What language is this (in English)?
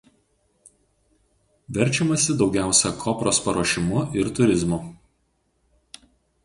Lithuanian